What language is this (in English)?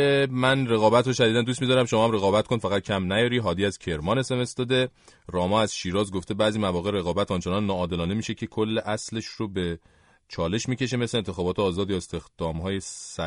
Persian